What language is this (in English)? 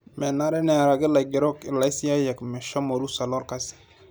Masai